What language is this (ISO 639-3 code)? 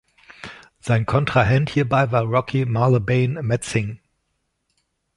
deu